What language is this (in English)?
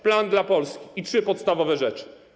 Polish